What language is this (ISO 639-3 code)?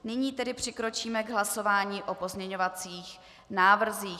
ces